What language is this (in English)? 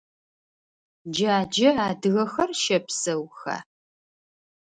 Adyghe